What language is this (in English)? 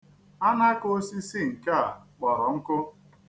Igbo